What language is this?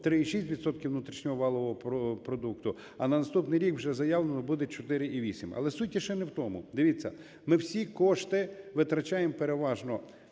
Ukrainian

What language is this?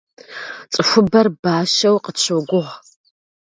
Kabardian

